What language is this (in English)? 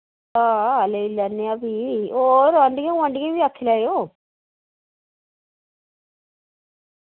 Dogri